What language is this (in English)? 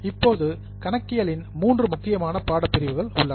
Tamil